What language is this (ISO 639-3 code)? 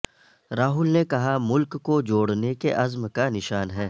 urd